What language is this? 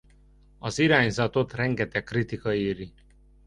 Hungarian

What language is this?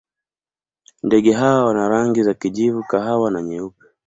Swahili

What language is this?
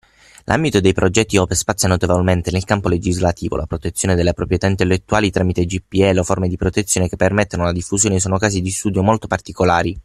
Italian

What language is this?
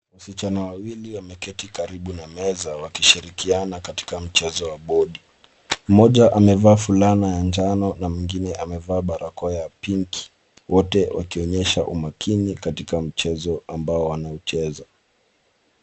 Swahili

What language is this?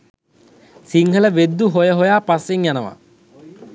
Sinhala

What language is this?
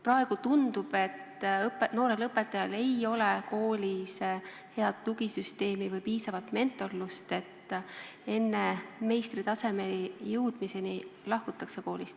Estonian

